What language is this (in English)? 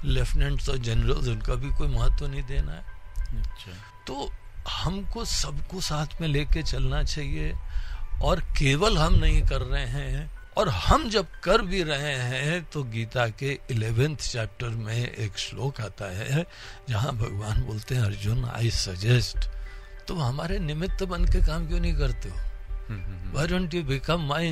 Hindi